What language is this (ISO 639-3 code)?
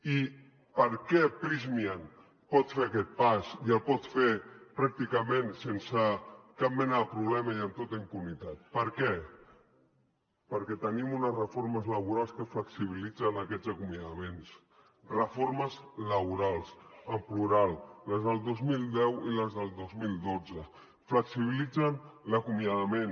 cat